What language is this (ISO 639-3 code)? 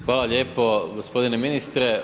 hrv